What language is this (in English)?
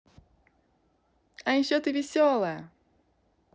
Russian